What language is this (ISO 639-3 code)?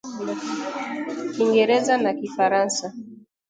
swa